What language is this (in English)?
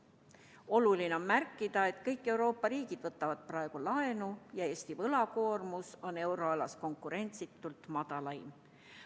Estonian